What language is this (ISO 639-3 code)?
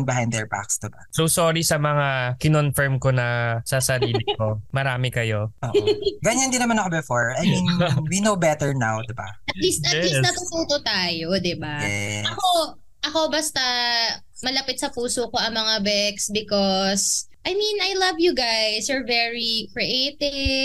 fil